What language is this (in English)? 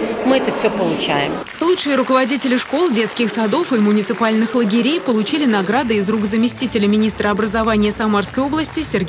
Russian